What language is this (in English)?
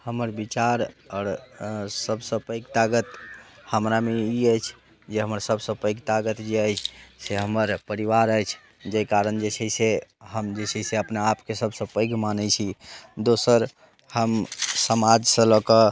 Maithili